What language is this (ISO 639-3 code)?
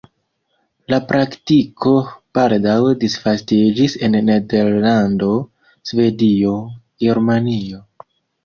epo